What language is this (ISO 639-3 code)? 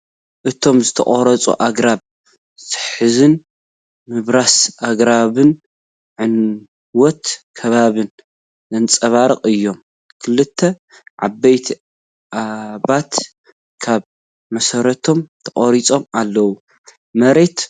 tir